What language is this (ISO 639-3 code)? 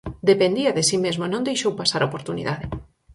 glg